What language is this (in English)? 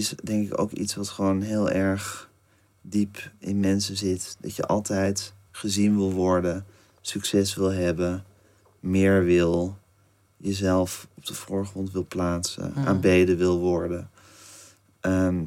Dutch